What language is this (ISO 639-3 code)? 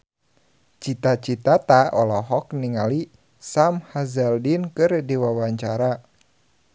sun